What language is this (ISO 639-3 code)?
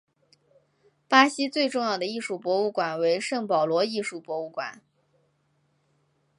zho